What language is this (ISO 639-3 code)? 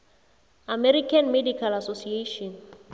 nbl